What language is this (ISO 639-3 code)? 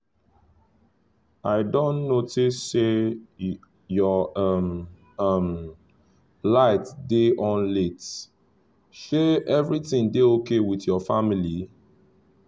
pcm